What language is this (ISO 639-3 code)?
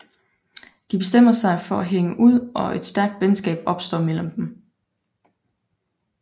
dan